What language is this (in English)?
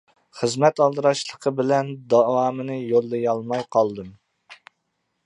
Uyghur